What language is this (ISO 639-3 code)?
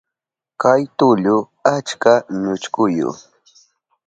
qup